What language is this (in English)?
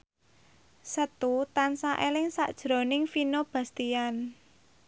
Javanese